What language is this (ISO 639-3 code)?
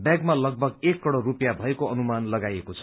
nep